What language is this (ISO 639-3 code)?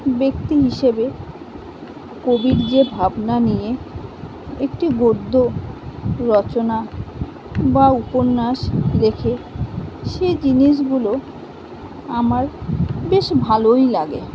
ben